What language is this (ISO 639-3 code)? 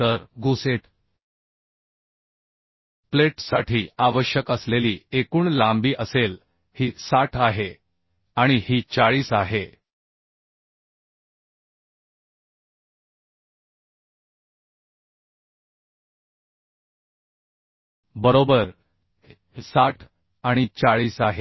mar